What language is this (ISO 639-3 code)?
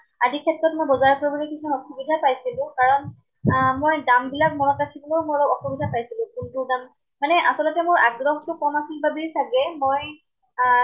asm